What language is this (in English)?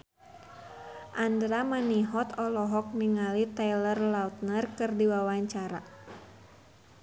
Sundanese